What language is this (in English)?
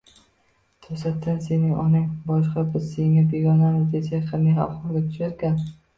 Uzbek